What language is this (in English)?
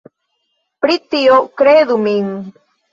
Esperanto